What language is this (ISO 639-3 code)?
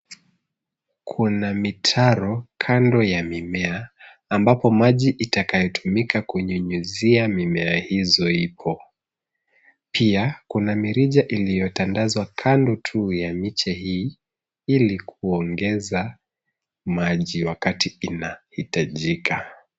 swa